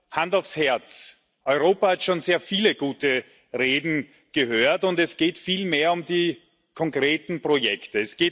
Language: German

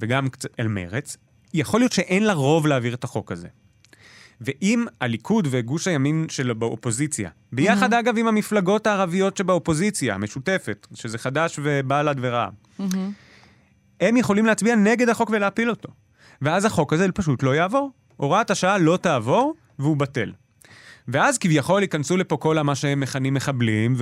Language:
Hebrew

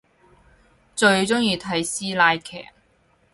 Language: Cantonese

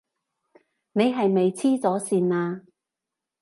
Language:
Cantonese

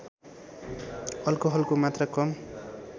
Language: Nepali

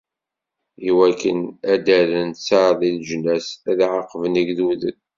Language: Kabyle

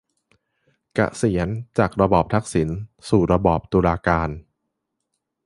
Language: Thai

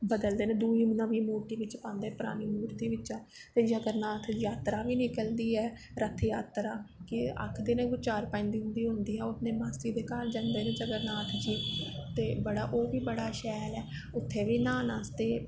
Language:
Dogri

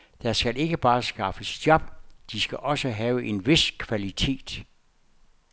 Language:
Danish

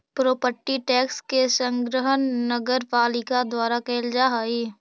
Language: Magahi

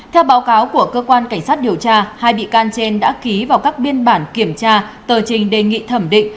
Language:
Vietnamese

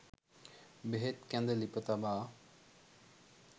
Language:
Sinhala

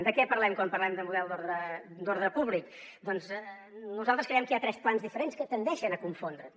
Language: Catalan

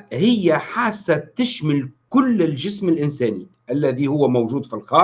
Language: Arabic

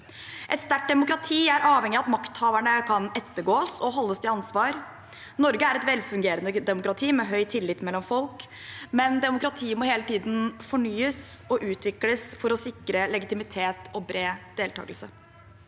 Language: Norwegian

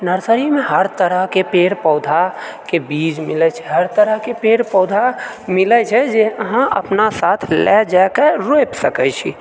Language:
Maithili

